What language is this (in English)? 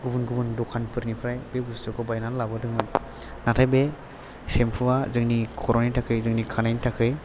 Bodo